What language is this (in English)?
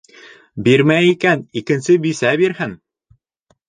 Bashkir